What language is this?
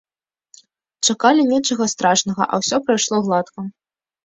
Belarusian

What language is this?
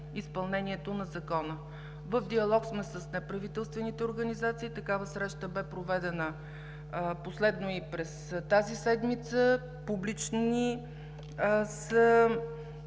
Bulgarian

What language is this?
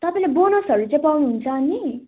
Nepali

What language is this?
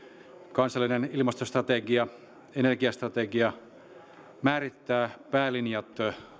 Finnish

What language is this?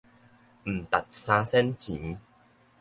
Min Nan Chinese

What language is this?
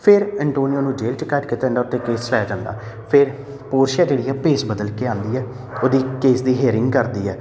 Punjabi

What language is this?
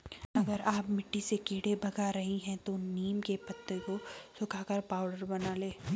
Hindi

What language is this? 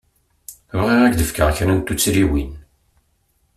Kabyle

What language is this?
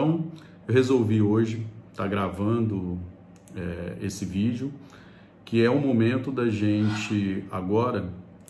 Portuguese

